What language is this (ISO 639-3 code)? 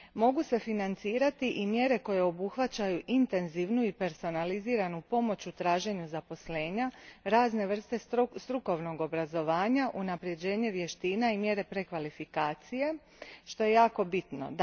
hrv